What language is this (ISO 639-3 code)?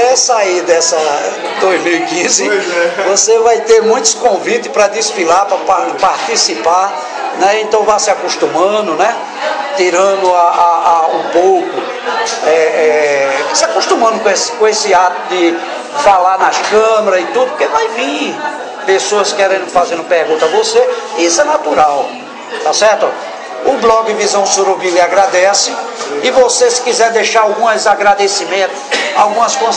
por